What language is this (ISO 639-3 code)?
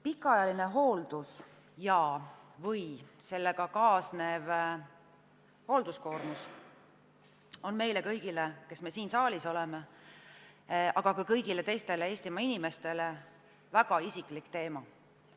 est